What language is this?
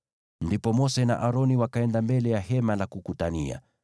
Swahili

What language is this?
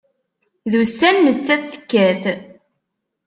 Kabyle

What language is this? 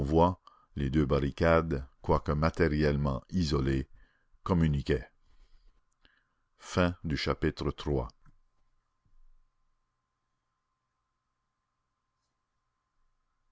French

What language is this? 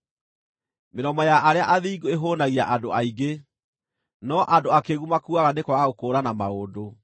Kikuyu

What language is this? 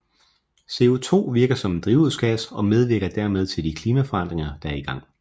Danish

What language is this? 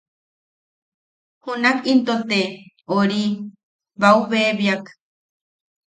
Yaqui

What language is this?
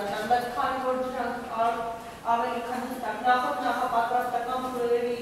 Turkish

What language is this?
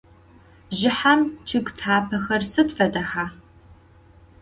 Adyghe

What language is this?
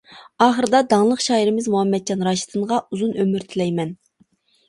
Uyghur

